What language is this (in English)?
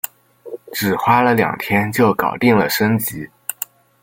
Chinese